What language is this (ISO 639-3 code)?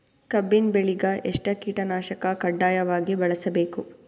kan